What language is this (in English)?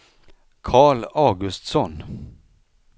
Swedish